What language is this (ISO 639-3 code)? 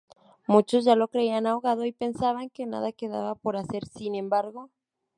spa